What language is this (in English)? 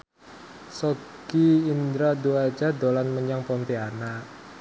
Javanese